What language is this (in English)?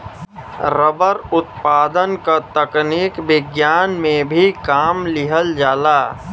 Bhojpuri